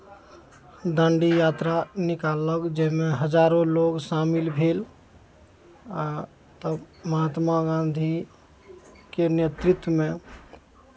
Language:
Maithili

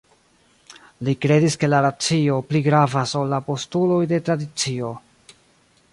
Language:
Esperanto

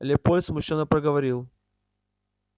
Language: Russian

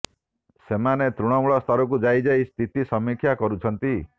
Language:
Odia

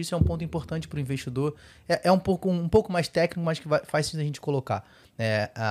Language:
Portuguese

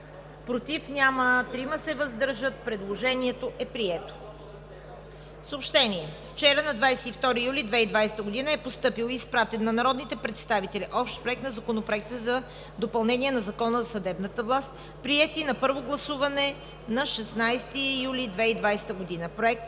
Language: Bulgarian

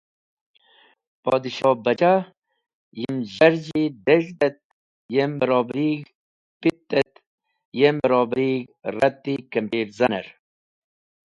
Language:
Wakhi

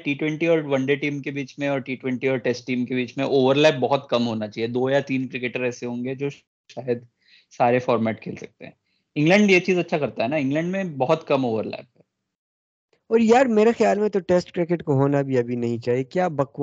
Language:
Urdu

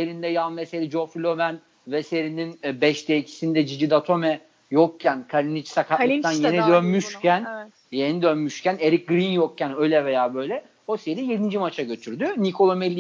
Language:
Turkish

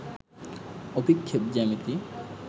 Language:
Bangla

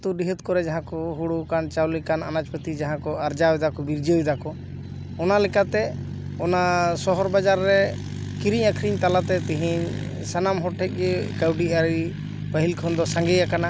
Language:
Santali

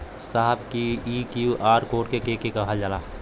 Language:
Bhojpuri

